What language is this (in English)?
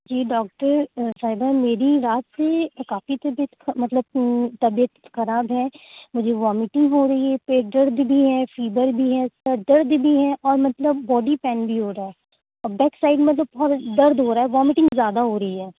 Urdu